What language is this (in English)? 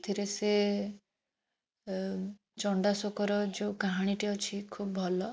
Odia